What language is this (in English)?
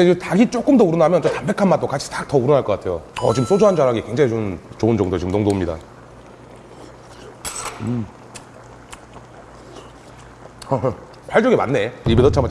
Korean